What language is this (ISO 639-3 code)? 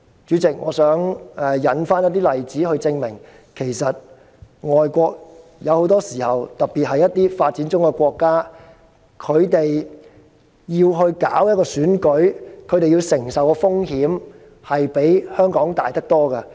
yue